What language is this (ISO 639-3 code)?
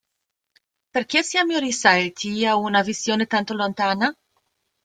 ita